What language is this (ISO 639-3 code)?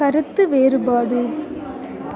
tam